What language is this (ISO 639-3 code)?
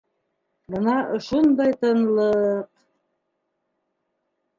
bak